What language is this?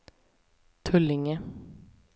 Swedish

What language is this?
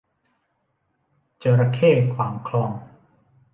Thai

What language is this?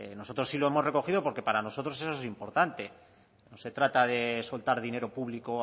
Spanish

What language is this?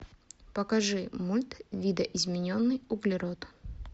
Russian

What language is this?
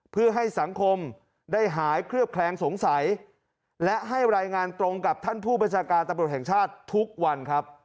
Thai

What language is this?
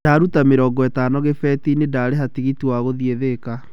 Kikuyu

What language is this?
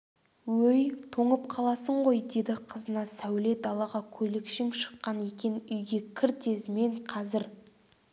Kazakh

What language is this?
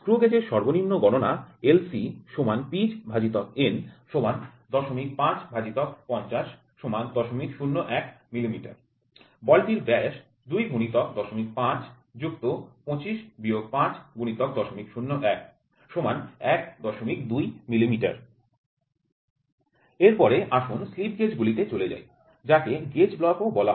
Bangla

